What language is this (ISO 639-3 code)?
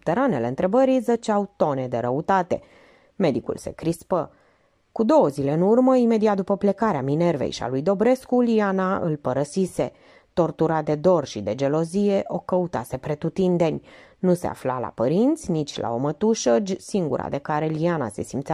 ron